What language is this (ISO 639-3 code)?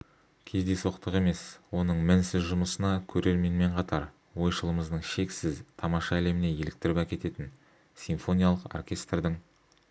kaz